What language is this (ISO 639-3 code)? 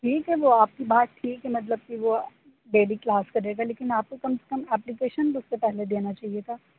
urd